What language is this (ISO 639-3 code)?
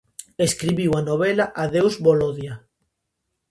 glg